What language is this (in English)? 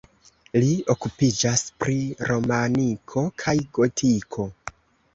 Esperanto